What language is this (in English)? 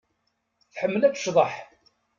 Kabyle